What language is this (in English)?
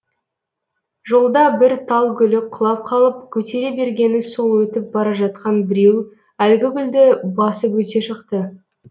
Kazakh